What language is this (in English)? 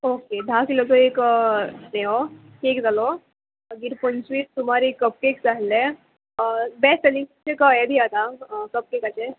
Konkani